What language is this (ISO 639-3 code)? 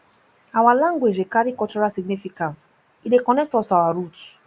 pcm